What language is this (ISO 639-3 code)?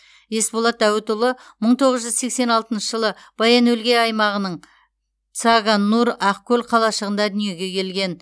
kaz